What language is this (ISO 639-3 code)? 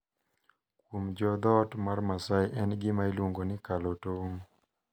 luo